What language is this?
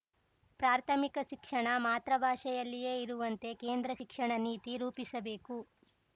Kannada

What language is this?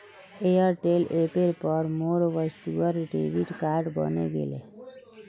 Magahi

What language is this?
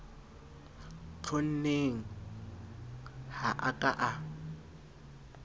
Southern Sotho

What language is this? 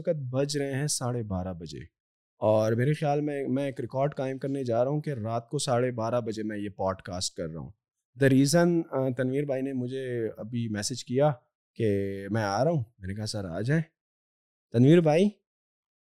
Urdu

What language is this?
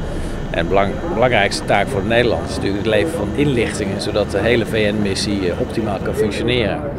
Dutch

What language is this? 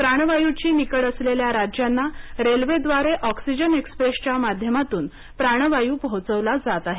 Marathi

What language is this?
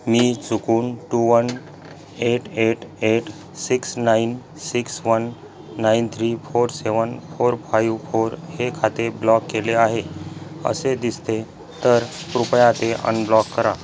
Marathi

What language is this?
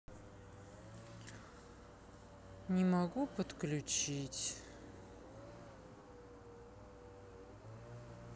Russian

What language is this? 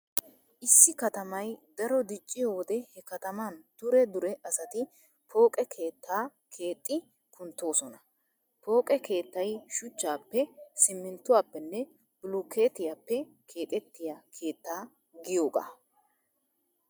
Wolaytta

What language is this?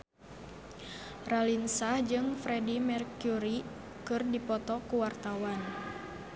Sundanese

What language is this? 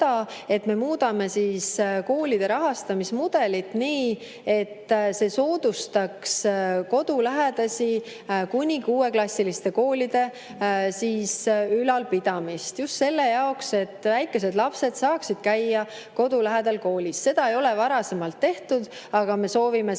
Estonian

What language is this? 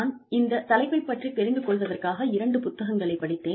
Tamil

